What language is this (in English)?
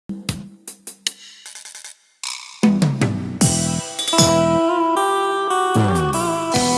Vietnamese